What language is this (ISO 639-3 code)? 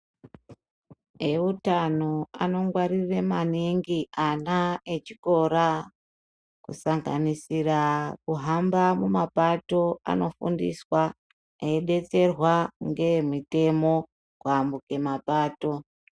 ndc